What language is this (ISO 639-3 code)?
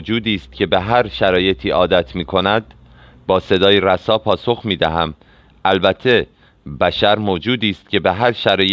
fas